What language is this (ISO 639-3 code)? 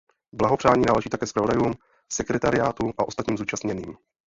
ces